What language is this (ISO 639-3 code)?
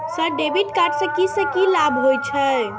mai